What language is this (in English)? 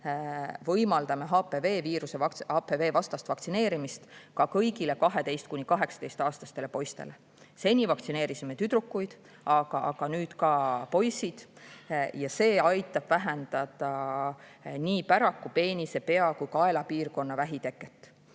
Estonian